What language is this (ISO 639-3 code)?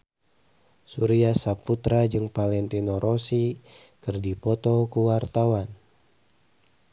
sun